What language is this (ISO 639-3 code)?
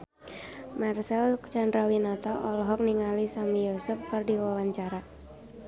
sun